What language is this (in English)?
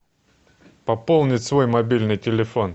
Russian